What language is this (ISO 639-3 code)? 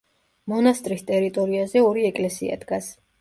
kat